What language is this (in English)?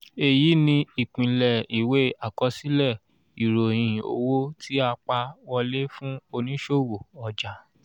Yoruba